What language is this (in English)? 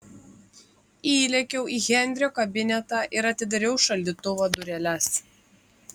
Lithuanian